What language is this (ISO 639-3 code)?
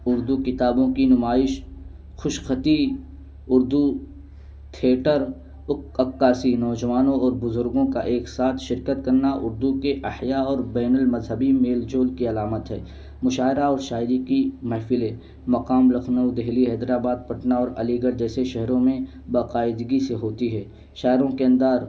urd